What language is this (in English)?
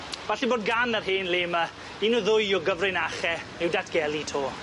Welsh